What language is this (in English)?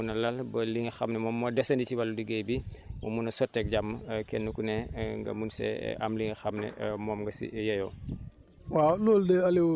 Wolof